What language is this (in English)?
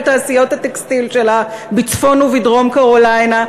Hebrew